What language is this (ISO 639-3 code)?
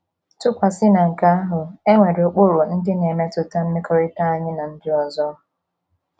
ibo